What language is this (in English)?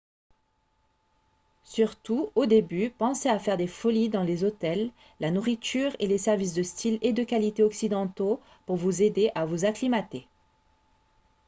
French